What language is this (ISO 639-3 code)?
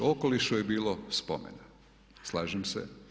hrv